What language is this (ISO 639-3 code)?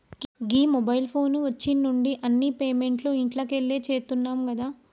tel